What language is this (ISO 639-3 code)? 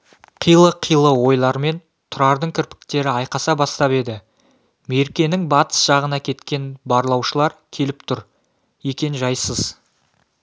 kaz